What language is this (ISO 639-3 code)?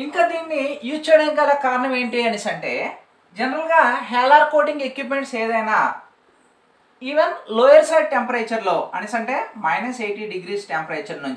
eng